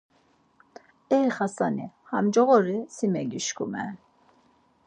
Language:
Laz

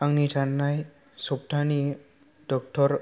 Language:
Bodo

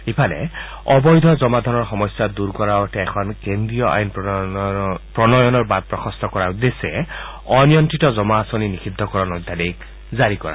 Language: Assamese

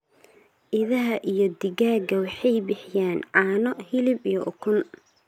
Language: Somali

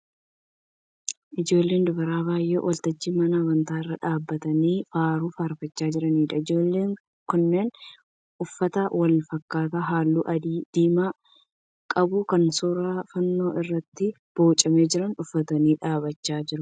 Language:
Oromo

